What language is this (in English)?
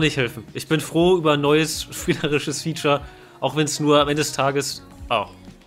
German